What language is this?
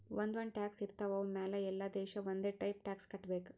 Kannada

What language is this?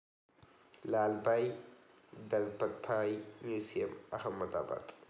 Malayalam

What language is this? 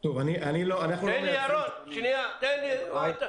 Hebrew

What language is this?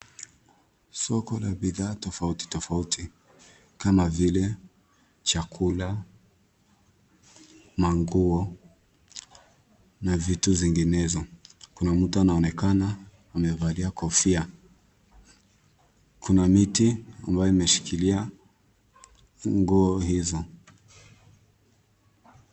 Swahili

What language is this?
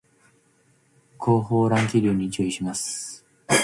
Japanese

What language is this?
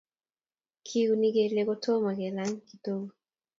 Kalenjin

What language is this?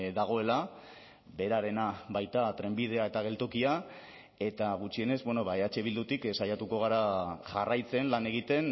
Basque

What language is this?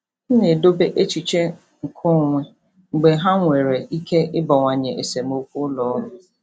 Igbo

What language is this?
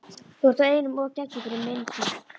Icelandic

